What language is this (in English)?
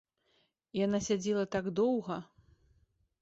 Belarusian